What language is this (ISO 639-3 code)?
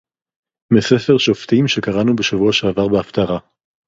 heb